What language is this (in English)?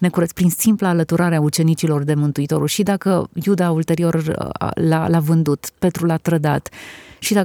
Romanian